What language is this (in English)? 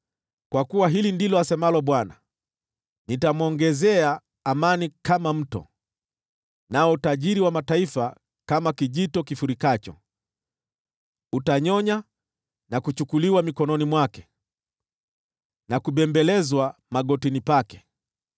Swahili